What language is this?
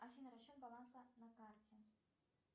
Russian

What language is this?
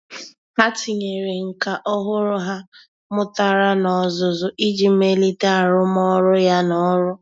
Igbo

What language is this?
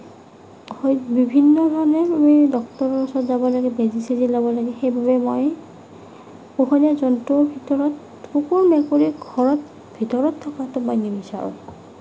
Assamese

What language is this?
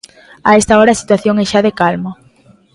Galician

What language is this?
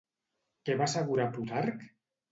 Catalan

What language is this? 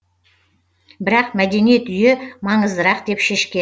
Kazakh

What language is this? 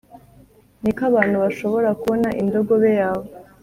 Kinyarwanda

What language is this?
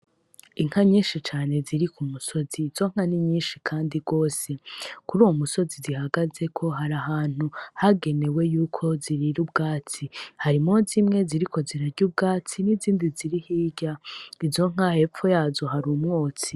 Rundi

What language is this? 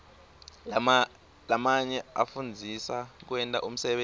Swati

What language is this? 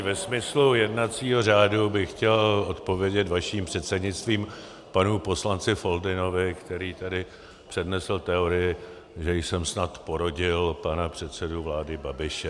Czech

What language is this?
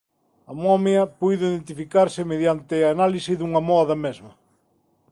Galician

